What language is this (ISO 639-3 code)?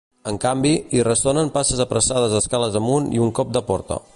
cat